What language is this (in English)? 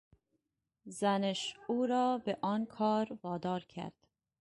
Persian